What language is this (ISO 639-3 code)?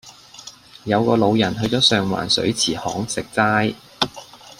yue